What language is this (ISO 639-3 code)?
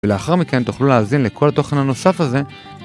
heb